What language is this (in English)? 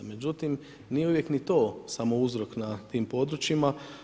Croatian